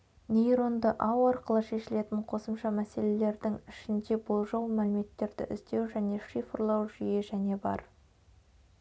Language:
Kazakh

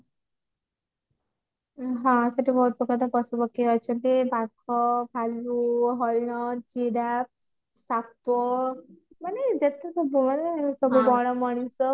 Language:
Odia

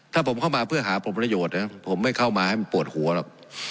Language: Thai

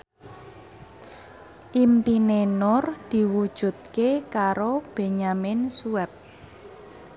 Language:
Javanese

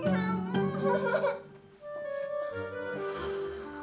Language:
Indonesian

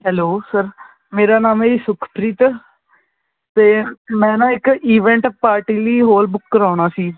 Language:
Punjabi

